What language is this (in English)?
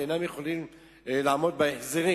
Hebrew